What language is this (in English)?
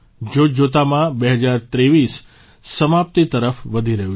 Gujarati